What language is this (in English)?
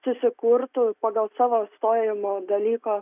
Lithuanian